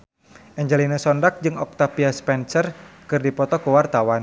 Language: Sundanese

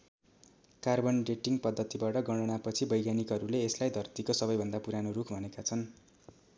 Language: Nepali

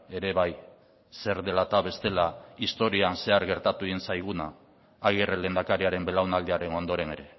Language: Basque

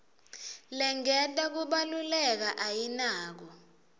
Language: Swati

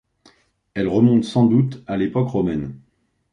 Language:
French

